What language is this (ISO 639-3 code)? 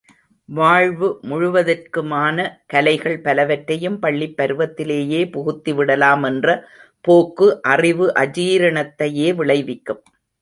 tam